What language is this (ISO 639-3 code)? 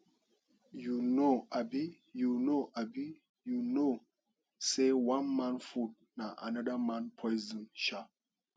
pcm